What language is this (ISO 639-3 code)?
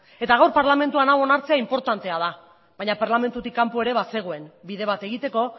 eus